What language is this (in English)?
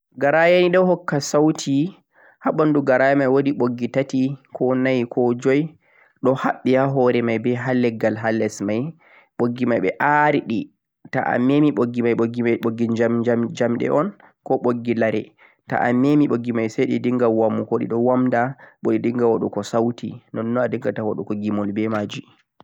Central-Eastern Niger Fulfulde